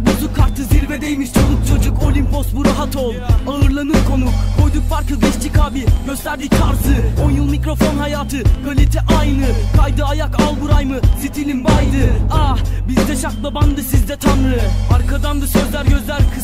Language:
Turkish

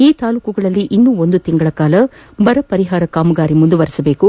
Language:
Kannada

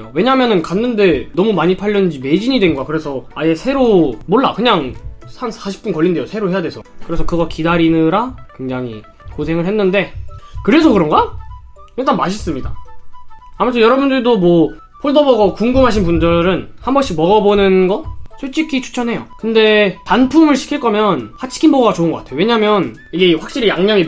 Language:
Korean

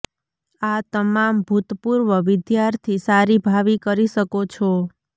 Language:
Gujarati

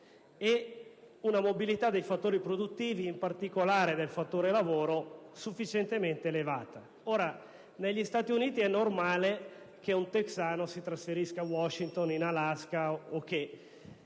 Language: Italian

